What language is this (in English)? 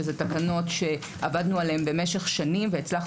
Hebrew